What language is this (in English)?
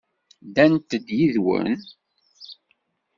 Kabyle